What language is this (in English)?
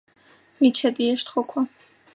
Svan